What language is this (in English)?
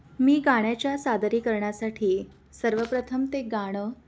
Marathi